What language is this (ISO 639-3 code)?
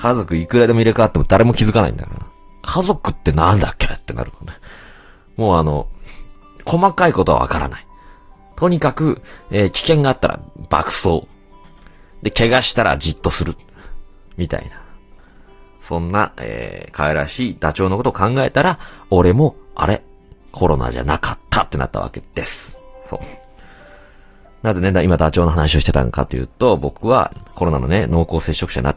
jpn